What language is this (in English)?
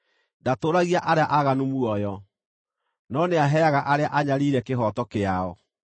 Kikuyu